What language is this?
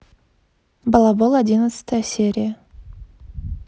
Russian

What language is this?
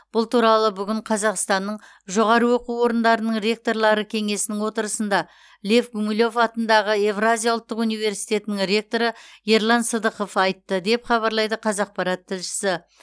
Kazakh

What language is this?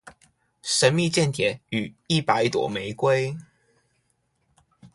Chinese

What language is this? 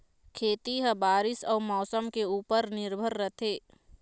Chhattisgarhi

